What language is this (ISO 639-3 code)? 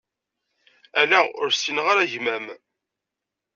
kab